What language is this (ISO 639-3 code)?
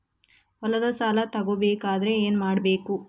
kan